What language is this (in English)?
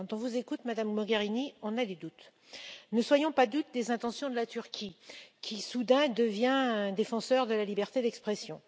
French